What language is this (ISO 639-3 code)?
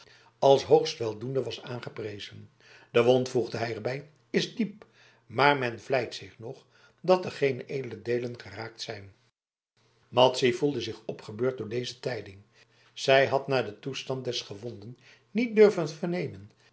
nld